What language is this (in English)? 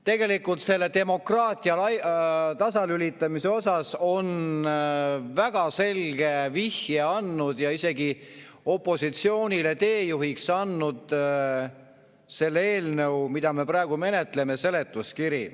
Estonian